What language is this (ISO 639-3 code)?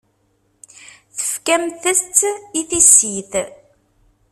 kab